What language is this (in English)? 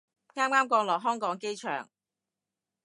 Cantonese